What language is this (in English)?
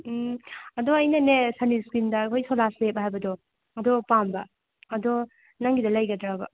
Manipuri